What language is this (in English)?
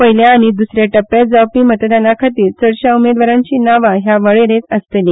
Konkani